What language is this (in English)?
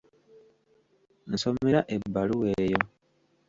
Ganda